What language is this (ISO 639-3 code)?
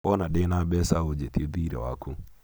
kik